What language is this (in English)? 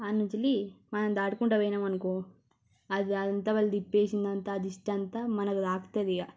Telugu